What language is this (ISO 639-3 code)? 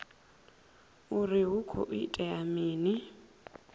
ven